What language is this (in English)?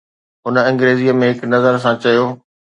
Sindhi